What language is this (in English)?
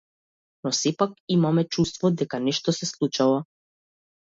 Macedonian